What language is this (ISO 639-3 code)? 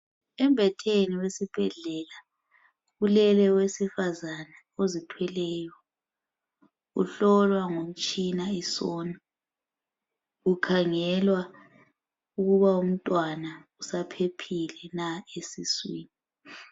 nde